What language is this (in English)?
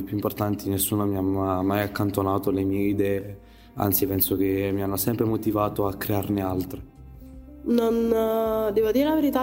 Italian